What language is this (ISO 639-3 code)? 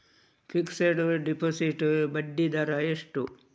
kan